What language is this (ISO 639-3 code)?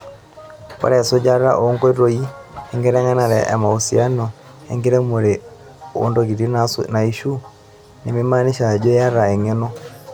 mas